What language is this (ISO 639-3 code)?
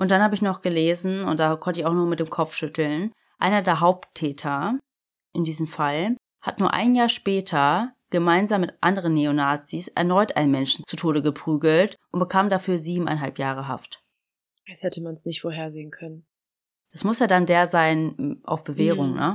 deu